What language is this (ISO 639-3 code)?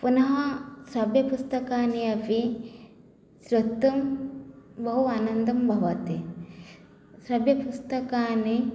san